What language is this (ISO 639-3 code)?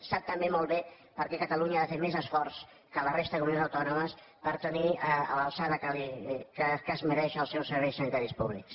cat